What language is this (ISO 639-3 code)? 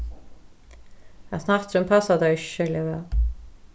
fao